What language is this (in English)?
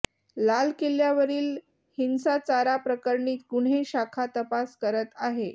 Marathi